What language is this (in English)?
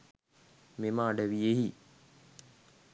Sinhala